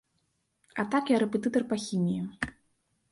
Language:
Belarusian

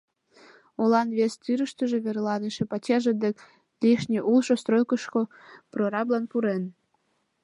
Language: Mari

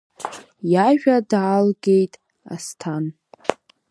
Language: Abkhazian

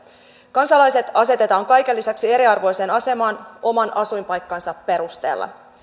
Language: Finnish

